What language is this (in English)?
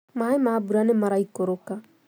Kikuyu